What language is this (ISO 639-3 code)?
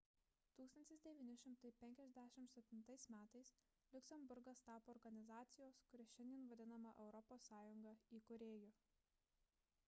lit